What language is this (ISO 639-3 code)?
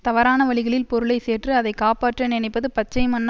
tam